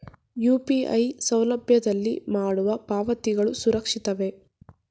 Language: Kannada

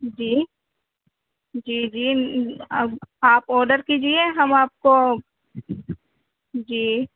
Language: Urdu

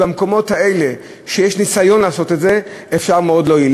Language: Hebrew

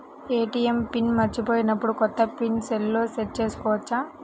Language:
Telugu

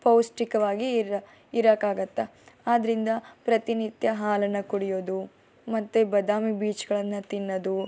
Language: Kannada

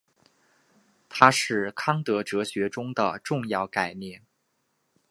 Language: Chinese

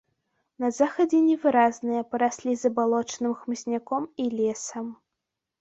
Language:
Belarusian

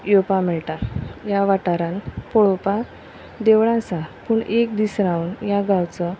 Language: Konkani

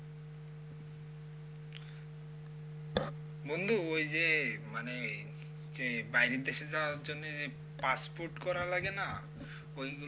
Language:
Bangla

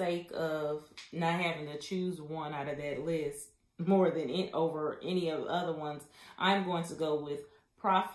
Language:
English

